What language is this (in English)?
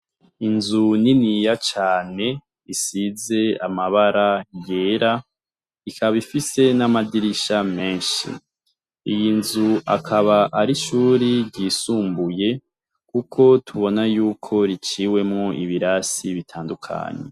Rundi